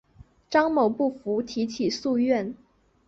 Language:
Chinese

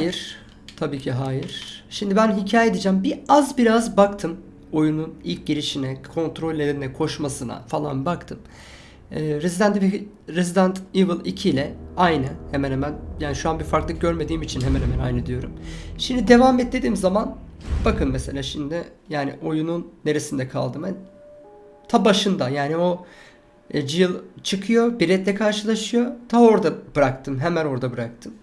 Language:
Turkish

